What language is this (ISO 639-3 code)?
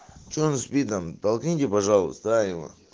rus